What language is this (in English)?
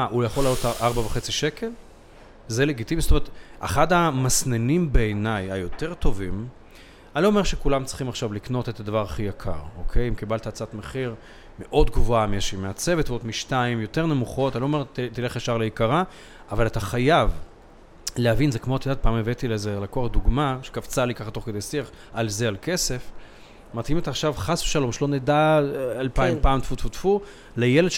Hebrew